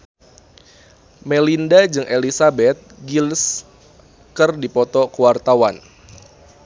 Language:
Sundanese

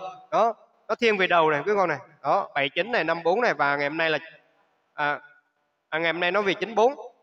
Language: Vietnamese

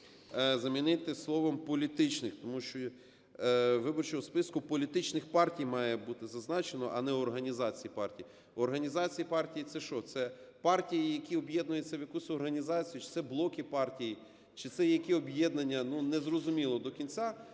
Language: Ukrainian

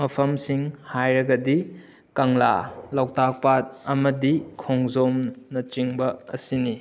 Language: Manipuri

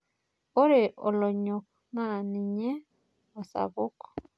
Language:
Masai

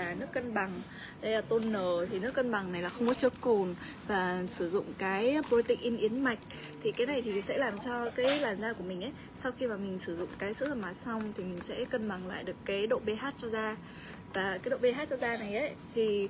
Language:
Vietnamese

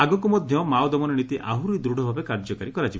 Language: Odia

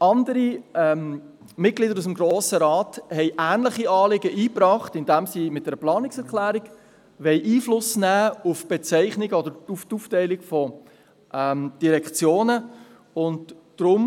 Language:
Swiss German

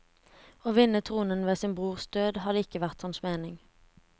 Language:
Norwegian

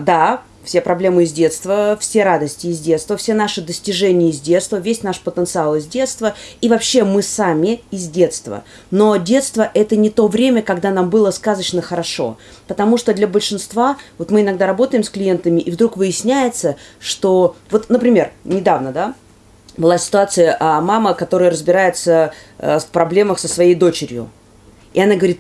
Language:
Russian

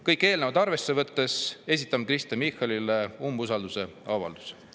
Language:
Estonian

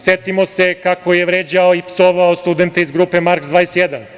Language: Serbian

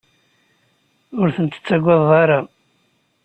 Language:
Kabyle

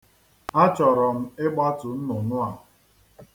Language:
Igbo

